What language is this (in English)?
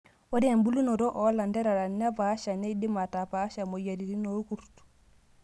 Masai